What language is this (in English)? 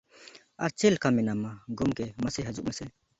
Santali